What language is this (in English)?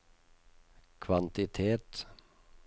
Norwegian